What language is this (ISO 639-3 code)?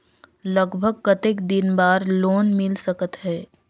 hne